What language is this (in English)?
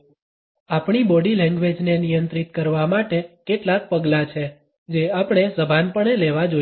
Gujarati